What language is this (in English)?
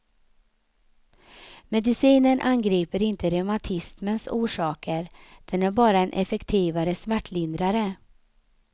Swedish